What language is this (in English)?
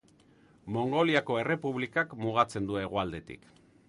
Basque